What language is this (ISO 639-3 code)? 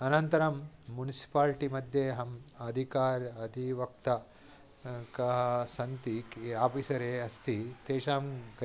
san